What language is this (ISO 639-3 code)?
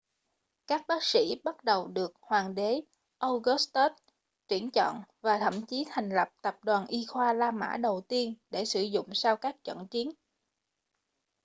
vie